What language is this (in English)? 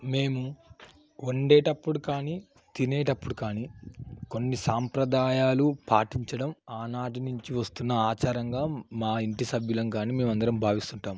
Telugu